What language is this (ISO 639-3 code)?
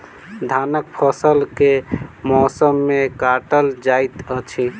mai